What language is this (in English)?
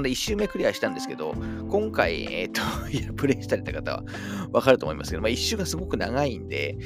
Japanese